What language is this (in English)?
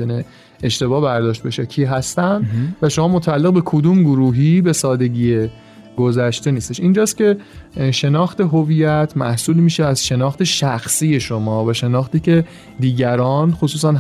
Persian